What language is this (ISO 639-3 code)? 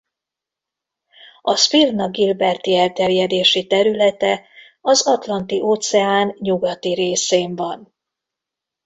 hun